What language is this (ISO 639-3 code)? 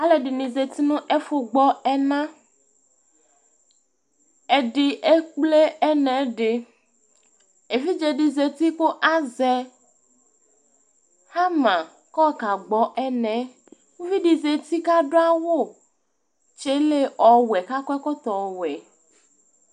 kpo